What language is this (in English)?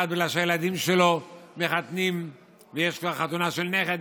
Hebrew